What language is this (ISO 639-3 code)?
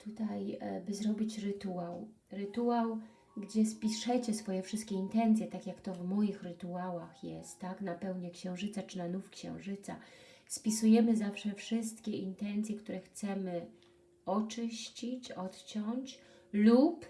pol